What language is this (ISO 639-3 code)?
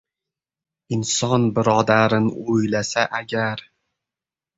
uzb